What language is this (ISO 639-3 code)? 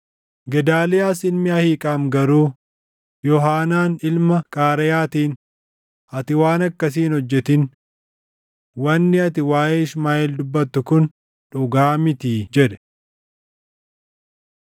orm